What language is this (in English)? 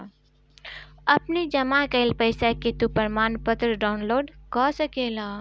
Bhojpuri